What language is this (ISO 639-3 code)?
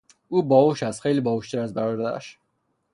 fas